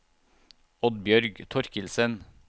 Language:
Norwegian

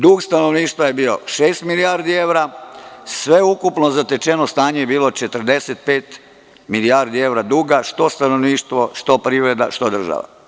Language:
Serbian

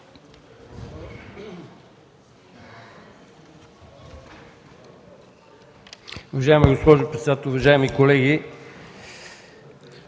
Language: Bulgarian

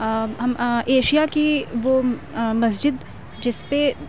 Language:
Urdu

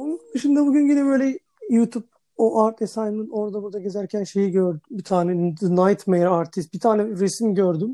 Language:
Turkish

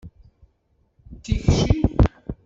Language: Kabyle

